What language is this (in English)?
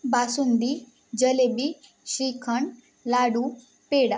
Marathi